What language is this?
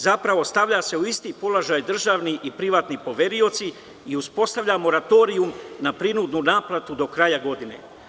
Serbian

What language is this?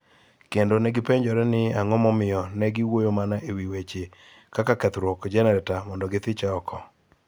Luo (Kenya and Tanzania)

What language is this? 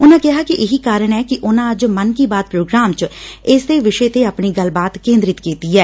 Punjabi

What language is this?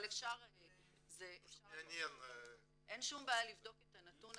Hebrew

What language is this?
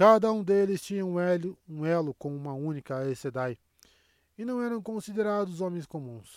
Portuguese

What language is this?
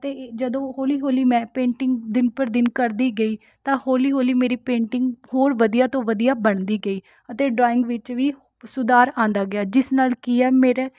Punjabi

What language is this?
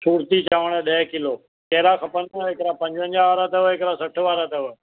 Sindhi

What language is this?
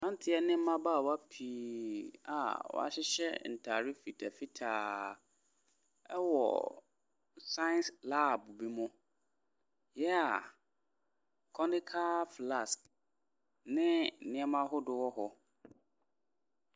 Akan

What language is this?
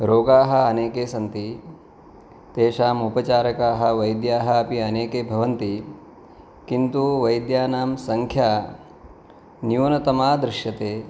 Sanskrit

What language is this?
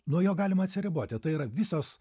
Lithuanian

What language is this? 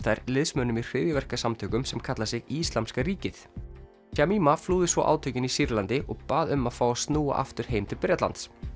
Icelandic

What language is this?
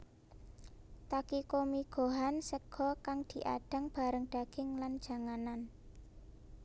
Javanese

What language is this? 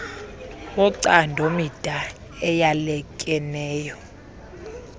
Xhosa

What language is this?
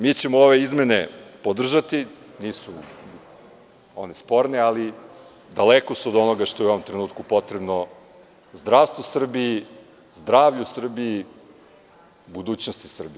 Serbian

